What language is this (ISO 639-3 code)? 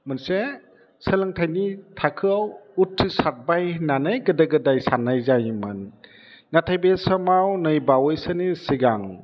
brx